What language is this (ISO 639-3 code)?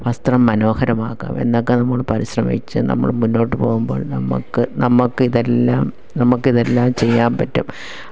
mal